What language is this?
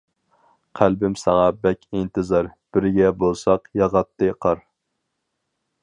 Uyghur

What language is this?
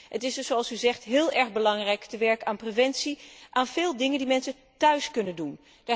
Dutch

